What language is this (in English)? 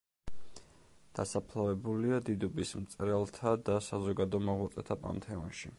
Georgian